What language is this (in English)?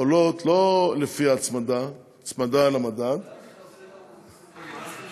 Hebrew